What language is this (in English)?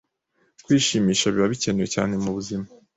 Kinyarwanda